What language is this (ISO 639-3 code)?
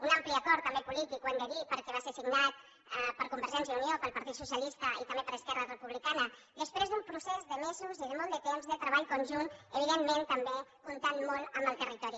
cat